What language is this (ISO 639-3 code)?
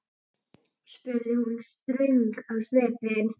isl